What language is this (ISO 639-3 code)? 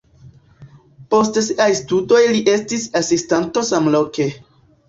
epo